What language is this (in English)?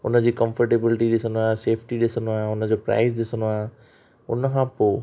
Sindhi